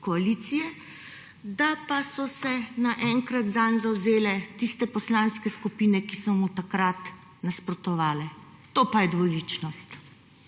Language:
Slovenian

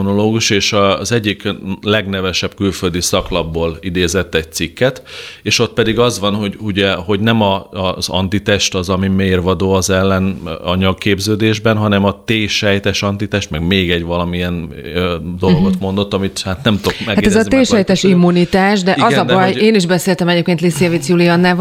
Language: Hungarian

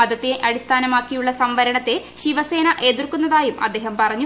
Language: Malayalam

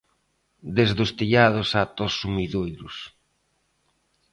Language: Galician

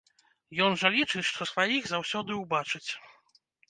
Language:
Belarusian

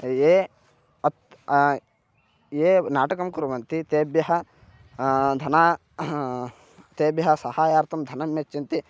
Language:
Sanskrit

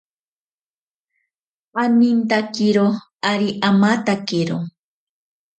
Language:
Ashéninka Perené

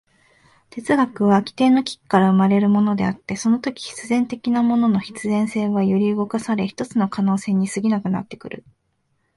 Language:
Japanese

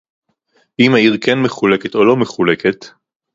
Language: Hebrew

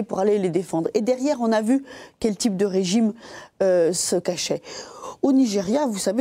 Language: French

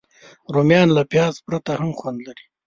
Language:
Pashto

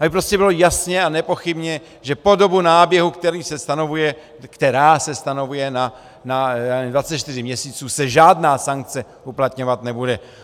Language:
Czech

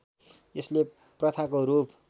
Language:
Nepali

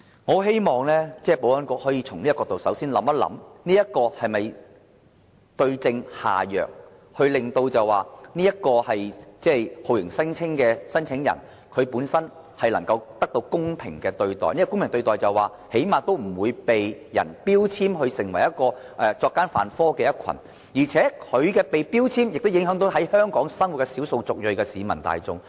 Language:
Cantonese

